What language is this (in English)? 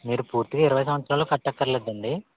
Telugu